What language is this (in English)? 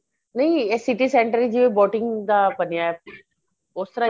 Punjabi